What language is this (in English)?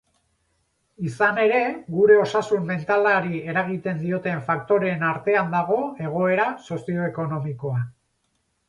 Basque